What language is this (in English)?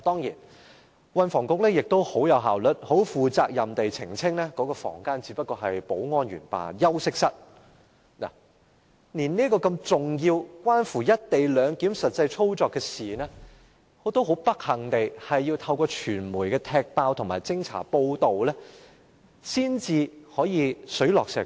Cantonese